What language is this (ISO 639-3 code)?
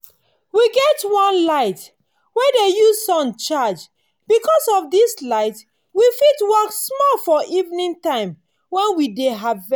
pcm